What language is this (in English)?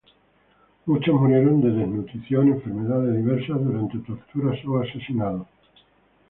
Spanish